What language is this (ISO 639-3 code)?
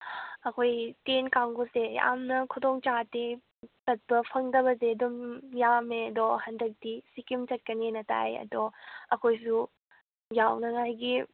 mni